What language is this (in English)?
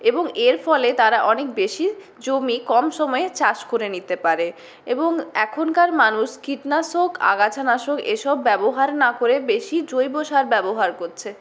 Bangla